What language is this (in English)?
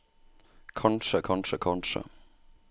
Norwegian